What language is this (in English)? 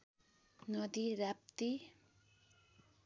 Nepali